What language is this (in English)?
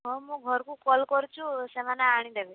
Odia